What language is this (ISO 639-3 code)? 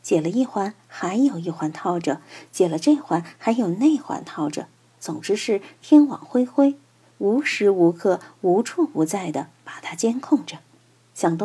zho